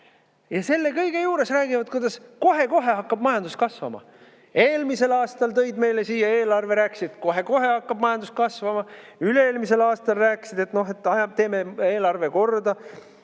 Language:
Estonian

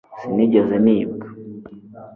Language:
Kinyarwanda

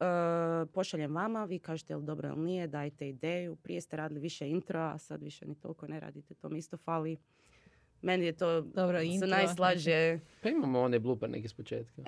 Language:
Croatian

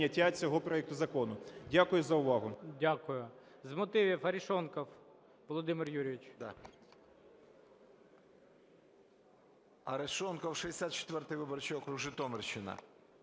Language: Ukrainian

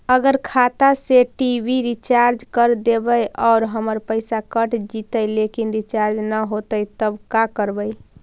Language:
Magahi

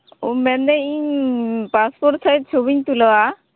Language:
Santali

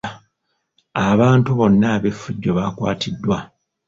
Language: Ganda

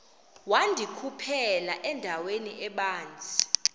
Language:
Xhosa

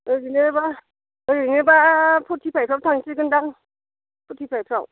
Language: Bodo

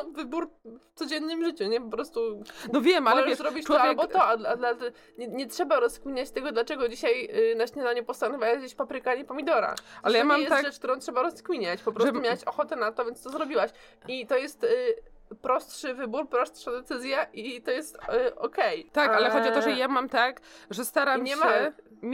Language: Polish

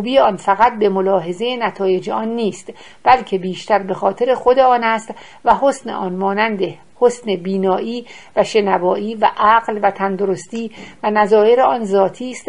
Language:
Persian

